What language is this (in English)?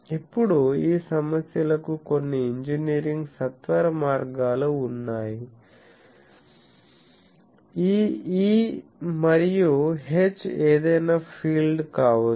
Telugu